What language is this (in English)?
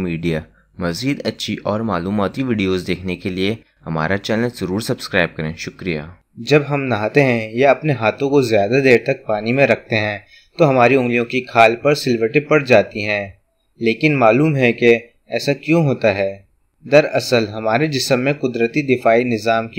Hindi